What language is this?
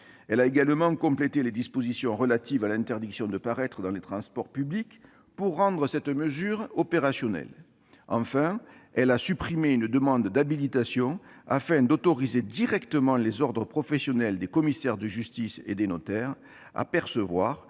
French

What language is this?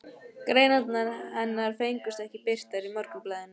Icelandic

